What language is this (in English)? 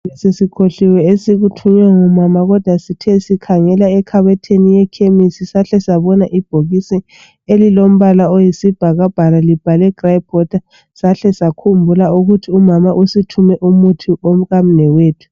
North Ndebele